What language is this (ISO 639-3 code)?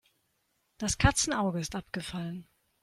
deu